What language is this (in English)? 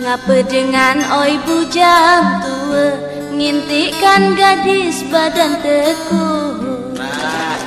Malay